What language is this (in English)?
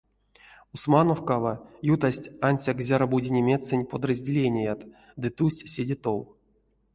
Erzya